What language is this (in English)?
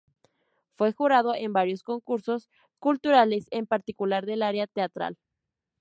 Spanish